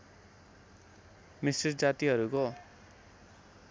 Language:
Nepali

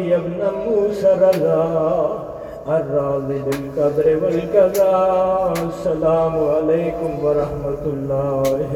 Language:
Urdu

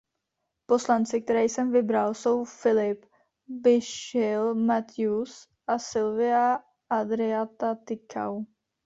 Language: Czech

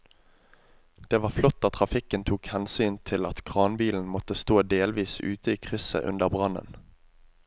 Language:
Norwegian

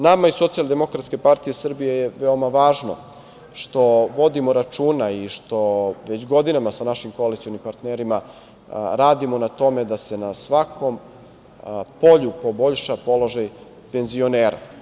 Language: Serbian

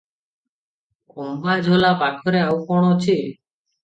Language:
Odia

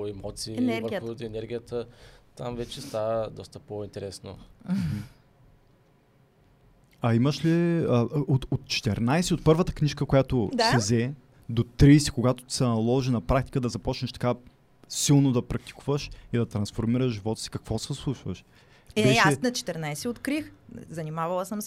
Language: Bulgarian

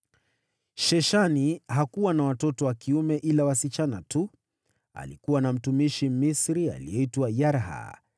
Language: Swahili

